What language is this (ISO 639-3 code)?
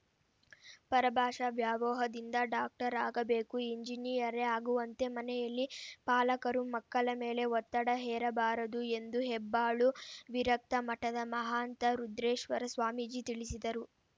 kan